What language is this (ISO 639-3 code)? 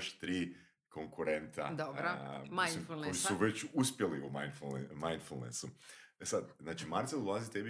hrv